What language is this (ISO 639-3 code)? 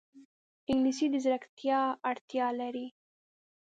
pus